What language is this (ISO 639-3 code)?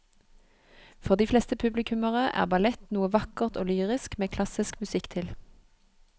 nor